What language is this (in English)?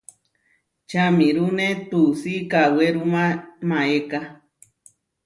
Huarijio